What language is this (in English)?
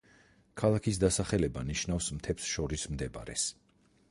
Georgian